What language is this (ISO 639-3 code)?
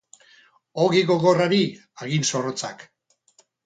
eus